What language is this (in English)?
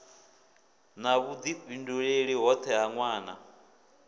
Venda